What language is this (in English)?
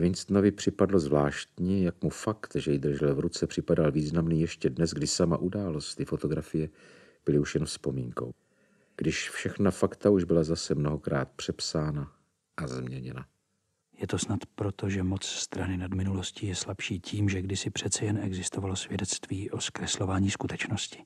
Czech